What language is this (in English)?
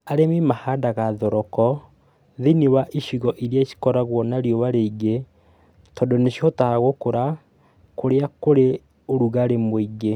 Kikuyu